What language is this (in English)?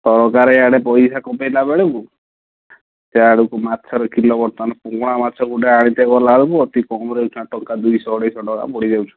Odia